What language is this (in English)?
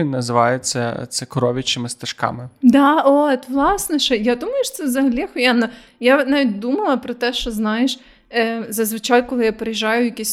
Ukrainian